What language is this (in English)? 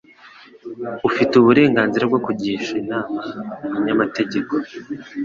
Kinyarwanda